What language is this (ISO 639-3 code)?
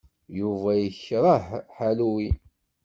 kab